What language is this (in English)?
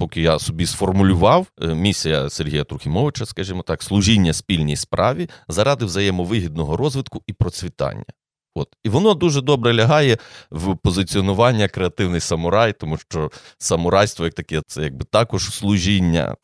Ukrainian